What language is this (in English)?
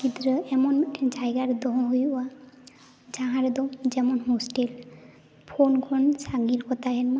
Santali